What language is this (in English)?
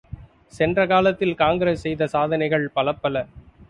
Tamil